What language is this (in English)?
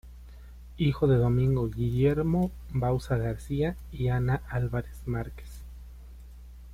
Spanish